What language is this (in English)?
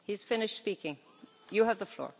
Finnish